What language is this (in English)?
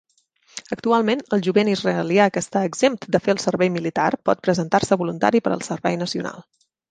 Catalan